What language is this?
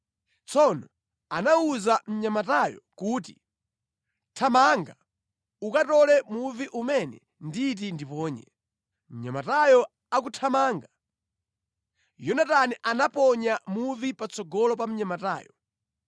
Nyanja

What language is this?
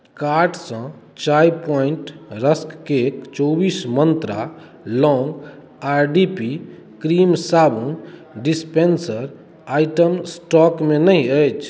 Maithili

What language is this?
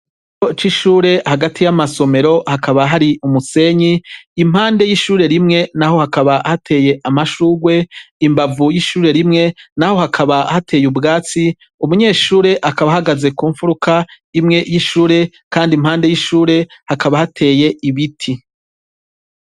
Rundi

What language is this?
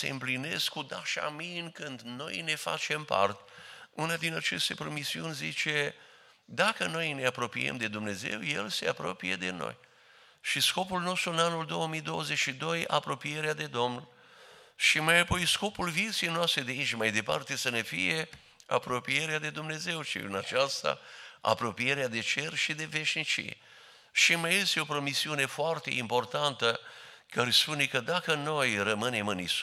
Romanian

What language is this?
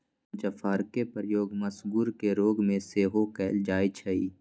Magahi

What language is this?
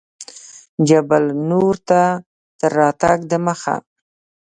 Pashto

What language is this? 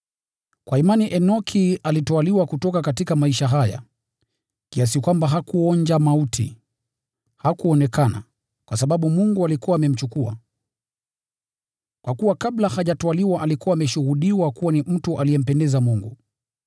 Swahili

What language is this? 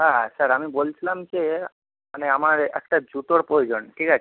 Bangla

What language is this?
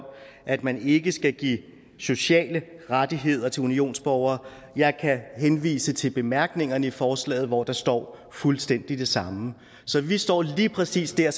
Danish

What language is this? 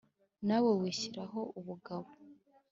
Kinyarwanda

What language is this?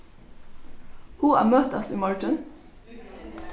Faroese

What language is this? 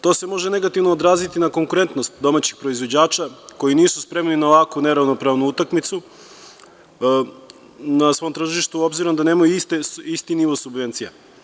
Serbian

